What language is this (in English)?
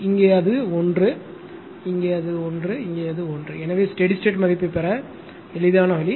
Tamil